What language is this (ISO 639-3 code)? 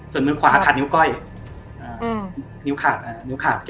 tha